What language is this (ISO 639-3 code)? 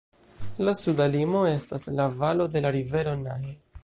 epo